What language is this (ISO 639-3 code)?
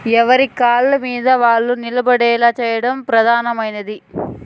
tel